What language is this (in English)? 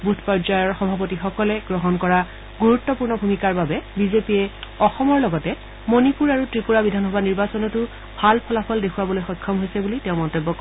Assamese